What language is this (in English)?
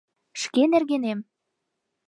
Mari